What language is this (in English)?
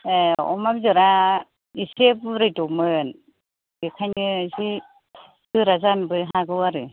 Bodo